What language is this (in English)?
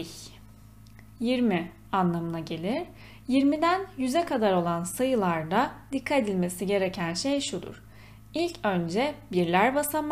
Turkish